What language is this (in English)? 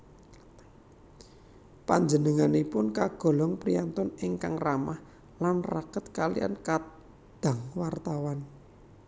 Javanese